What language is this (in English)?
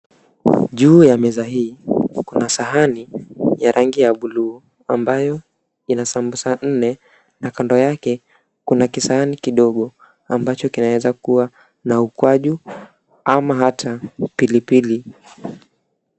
Swahili